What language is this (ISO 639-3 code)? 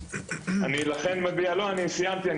heb